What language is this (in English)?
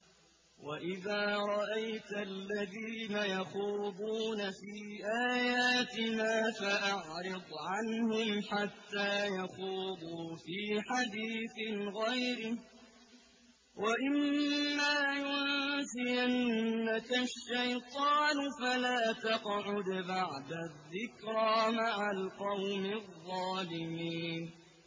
Arabic